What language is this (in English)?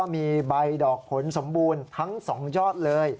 Thai